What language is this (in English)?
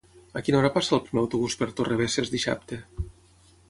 Catalan